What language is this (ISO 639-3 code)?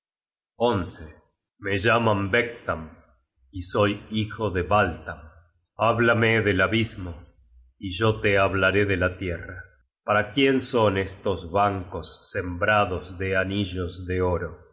spa